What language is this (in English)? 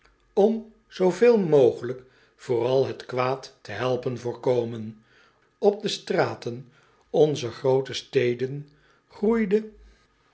Dutch